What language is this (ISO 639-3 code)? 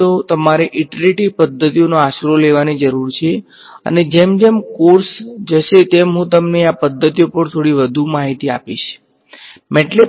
guj